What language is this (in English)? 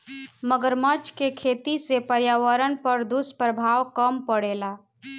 Bhojpuri